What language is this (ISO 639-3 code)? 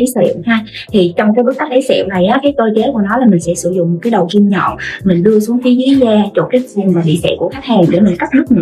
vie